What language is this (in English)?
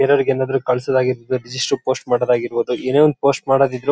Kannada